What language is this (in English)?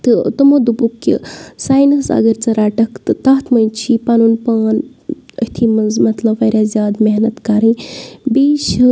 Kashmiri